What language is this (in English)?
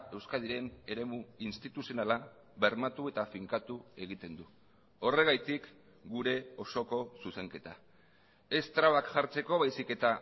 Basque